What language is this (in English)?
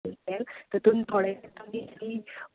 Konkani